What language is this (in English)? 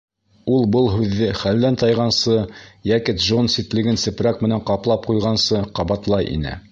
Bashkir